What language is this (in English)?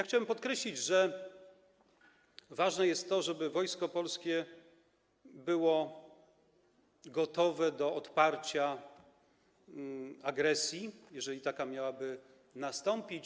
Polish